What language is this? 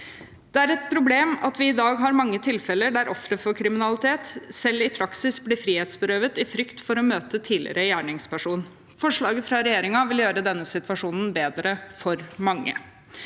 Norwegian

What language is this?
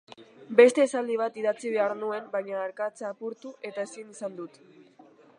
Basque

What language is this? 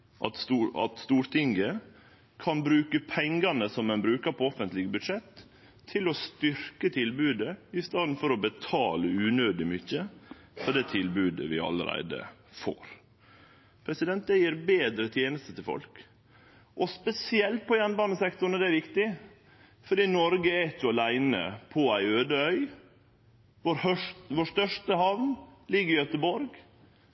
Norwegian Nynorsk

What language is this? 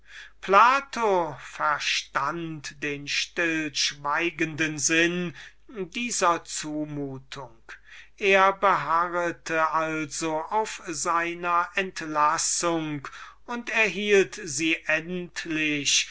German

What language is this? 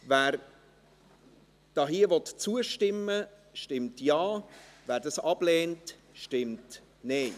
Swiss German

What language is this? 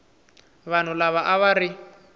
Tsonga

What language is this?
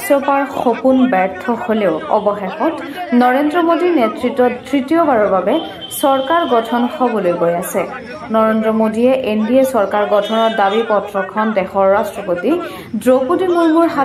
Bangla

